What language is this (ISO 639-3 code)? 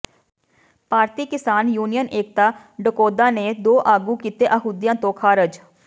pan